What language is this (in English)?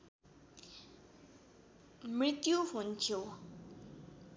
Nepali